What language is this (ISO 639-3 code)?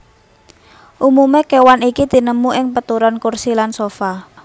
jav